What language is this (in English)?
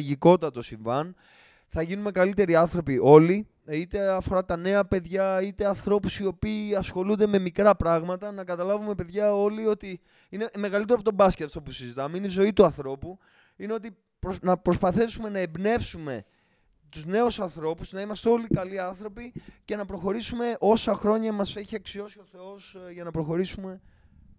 Greek